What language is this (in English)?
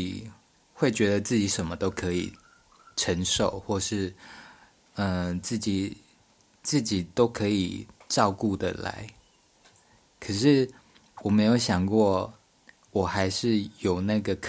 Chinese